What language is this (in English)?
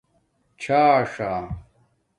Domaaki